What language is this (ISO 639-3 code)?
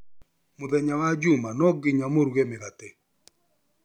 kik